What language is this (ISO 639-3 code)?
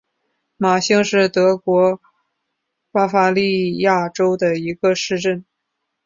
zho